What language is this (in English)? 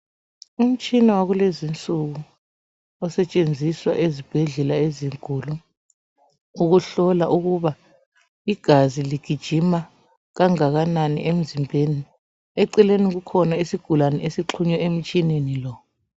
North Ndebele